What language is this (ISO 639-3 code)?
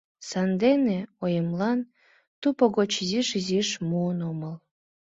chm